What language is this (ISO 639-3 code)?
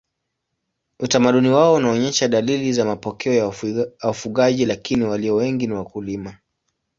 swa